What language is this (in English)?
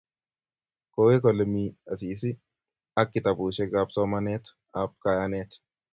Kalenjin